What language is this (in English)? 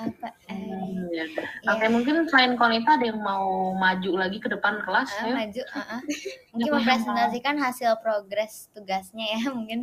Indonesian